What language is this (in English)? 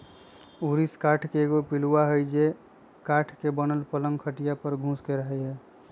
Magahi